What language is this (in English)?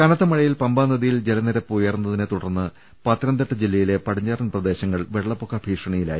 Malayalam